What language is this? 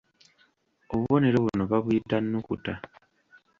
Ganda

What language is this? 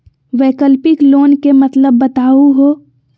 Magahi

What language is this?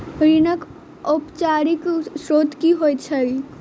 Maithili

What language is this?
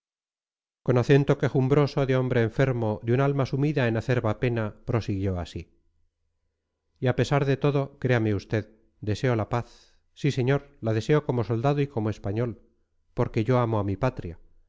Spanish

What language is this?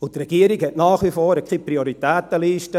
Swiss German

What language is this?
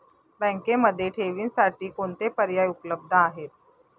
Marathi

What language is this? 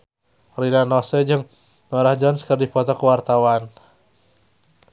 Sundanese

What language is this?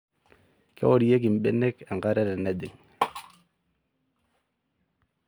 Masai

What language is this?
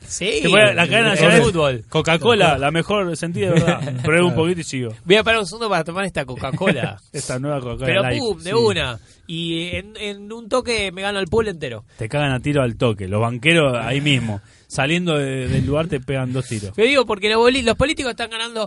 Spanish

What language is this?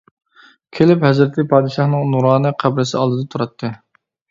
Uyghur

